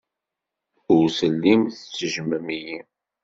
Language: Kabyle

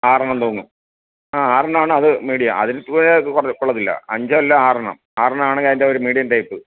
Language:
Malayalam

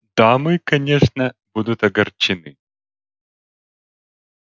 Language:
Russian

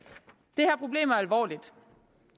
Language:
Danish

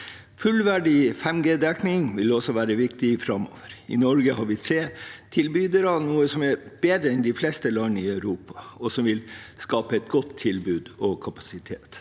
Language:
Norwegian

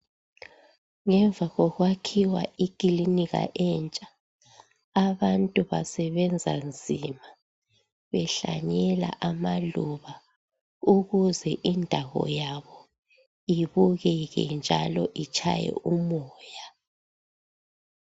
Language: North Ndebele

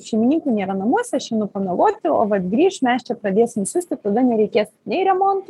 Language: Lithuanian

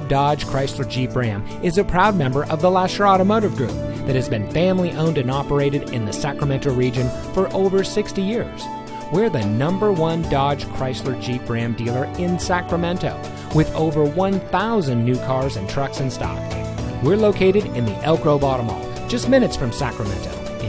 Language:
English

